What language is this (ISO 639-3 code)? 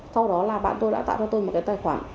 vie